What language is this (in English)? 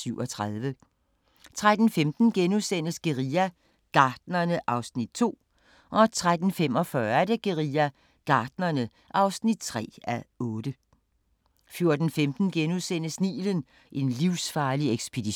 Danish